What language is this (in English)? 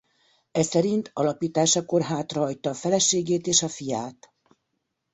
Hungarian